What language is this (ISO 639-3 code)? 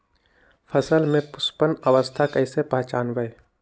mag